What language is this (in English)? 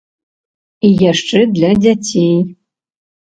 Belarusian